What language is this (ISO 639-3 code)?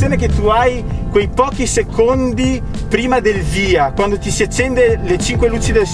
ita